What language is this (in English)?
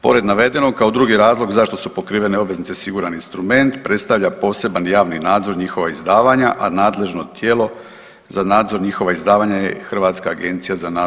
Croatian